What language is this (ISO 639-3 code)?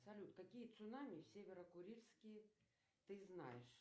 rus